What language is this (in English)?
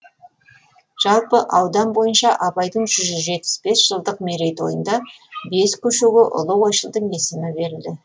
Kazakh